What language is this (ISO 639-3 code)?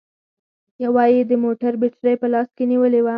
pus